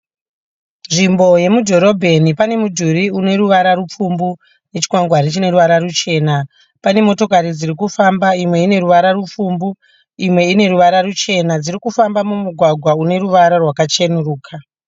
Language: Shona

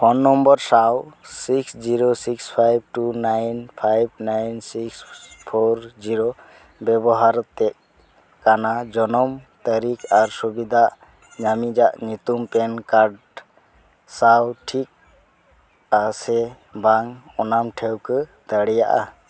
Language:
Santali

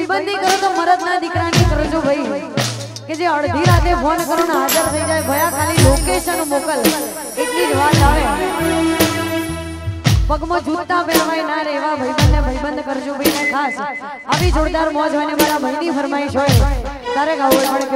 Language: Arabic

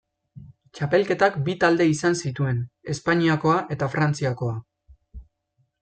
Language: Basque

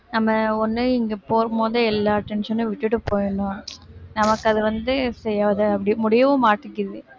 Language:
Tamil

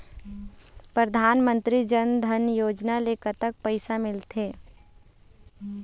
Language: Chhattisgarhi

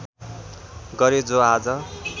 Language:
Nepali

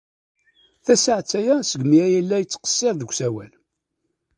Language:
Kabyle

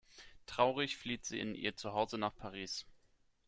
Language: German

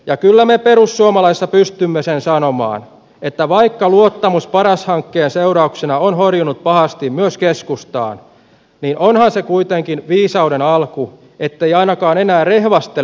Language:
Finnish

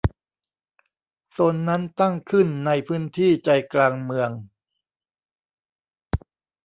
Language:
Thai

